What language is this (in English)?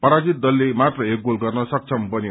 Nepali